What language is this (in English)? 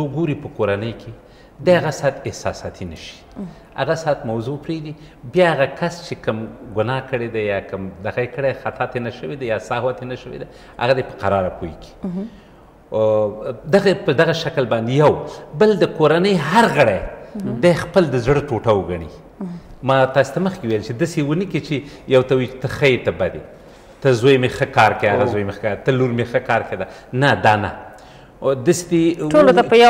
Dutch